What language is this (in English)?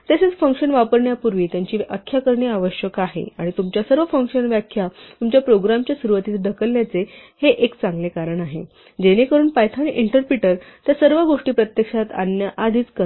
Marathi